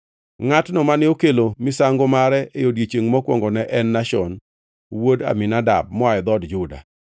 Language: Luo (Kenya and Tanzania)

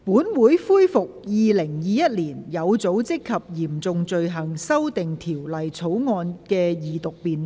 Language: Cantonese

